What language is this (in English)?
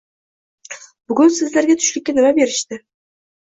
Uzbek